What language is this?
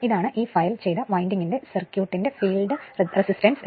Malayalam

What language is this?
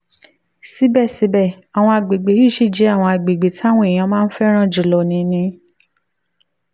Yoruba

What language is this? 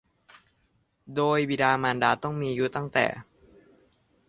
Thai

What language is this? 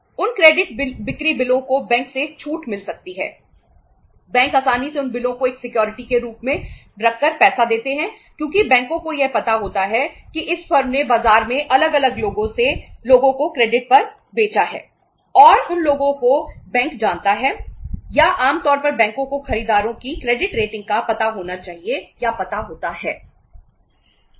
Hindi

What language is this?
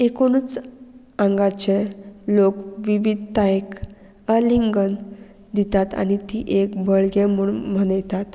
Konkani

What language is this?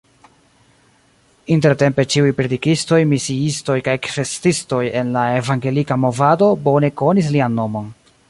Esperanto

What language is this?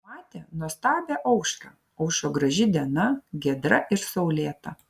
Lithuanian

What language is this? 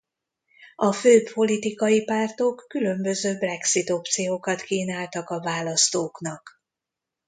Hungarian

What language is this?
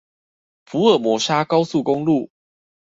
Chinese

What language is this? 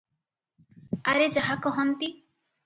Odia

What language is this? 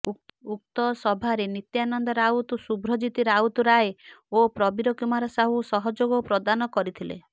Odia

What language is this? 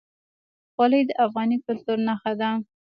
Pashto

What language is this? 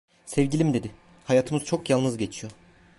Turkish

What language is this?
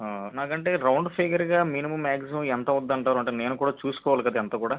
Telugu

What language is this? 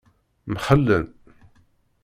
Kabyle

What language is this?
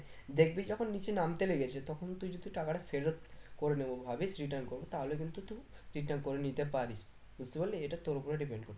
Bangla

